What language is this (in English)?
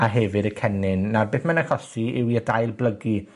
Welsh